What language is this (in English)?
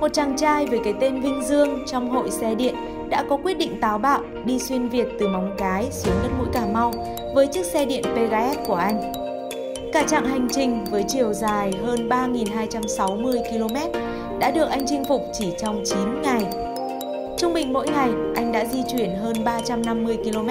Vietnamese